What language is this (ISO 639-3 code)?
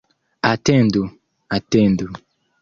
epo